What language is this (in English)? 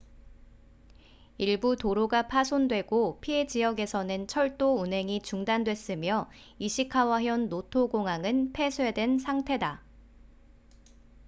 Korean